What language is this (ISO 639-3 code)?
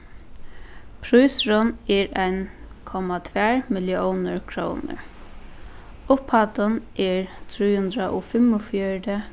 fao